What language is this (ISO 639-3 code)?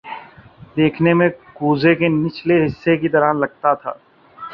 urd